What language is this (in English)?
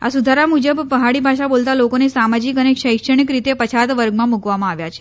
Gujarati